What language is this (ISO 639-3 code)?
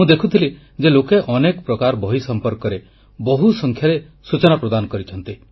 ori